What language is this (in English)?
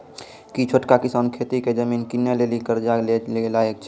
Maithili